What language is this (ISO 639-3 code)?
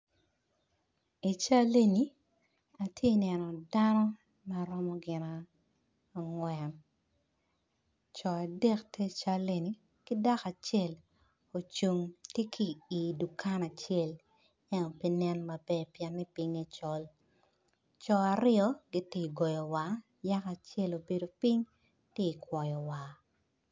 ach